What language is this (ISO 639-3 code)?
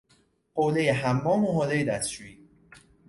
fas